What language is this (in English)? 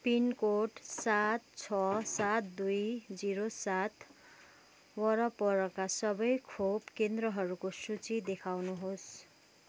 Nepali